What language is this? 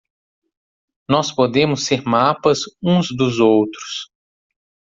Portuguese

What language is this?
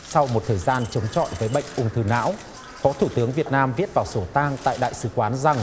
Vietnamese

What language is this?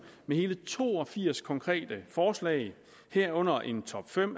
Danish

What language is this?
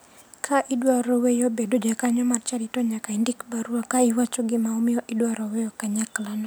Luo (Kenya and Tanzania)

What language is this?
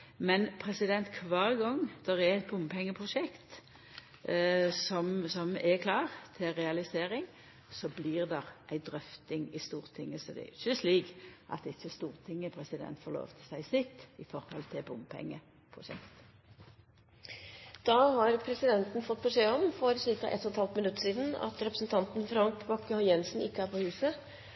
Norwegian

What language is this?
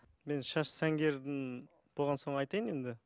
Kazakh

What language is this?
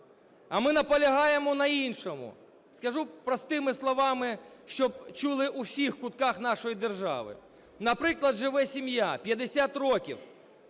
Ukrainian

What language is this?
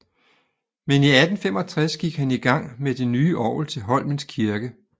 Danish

